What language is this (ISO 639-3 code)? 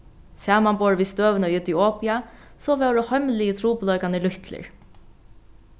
fao